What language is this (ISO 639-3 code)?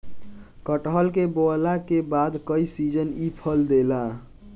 bho